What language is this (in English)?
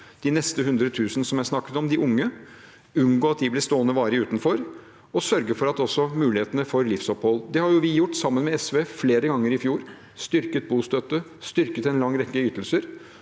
Norwegian